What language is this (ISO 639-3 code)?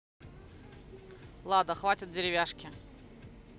rus